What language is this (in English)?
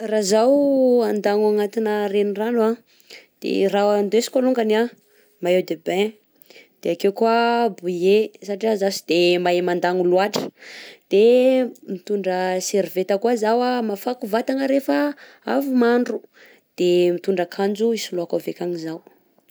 Southern Betsimisaraka Malagasy